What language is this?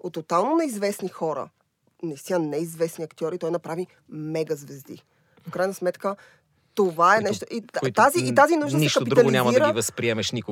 Bulgarian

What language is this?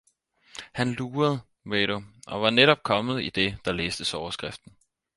Danish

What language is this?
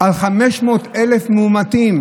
Hebrew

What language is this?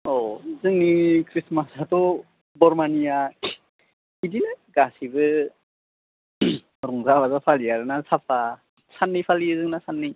Bodo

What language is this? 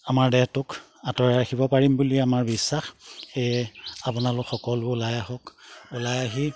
Assamese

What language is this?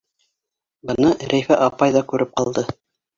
Bashkir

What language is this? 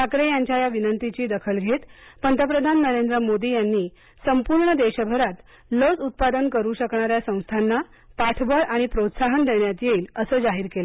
Marathi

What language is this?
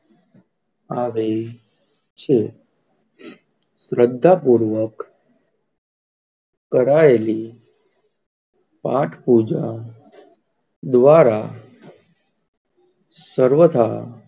Gujarati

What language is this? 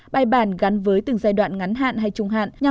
Vietnamese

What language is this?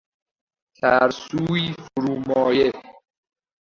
Persian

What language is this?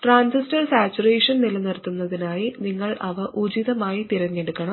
Malayalam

